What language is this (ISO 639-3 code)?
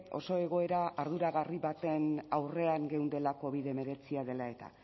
eus